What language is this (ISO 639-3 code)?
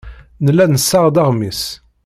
kab